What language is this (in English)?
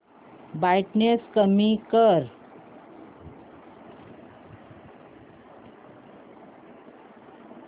Marathi